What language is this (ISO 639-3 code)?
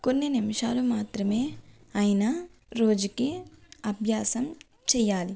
tel